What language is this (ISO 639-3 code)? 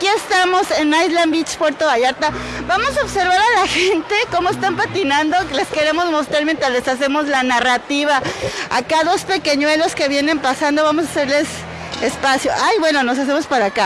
spa